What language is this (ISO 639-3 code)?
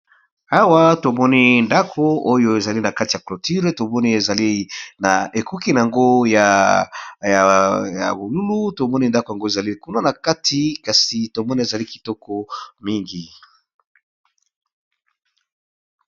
lin